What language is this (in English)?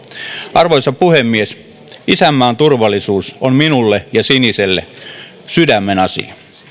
Finnish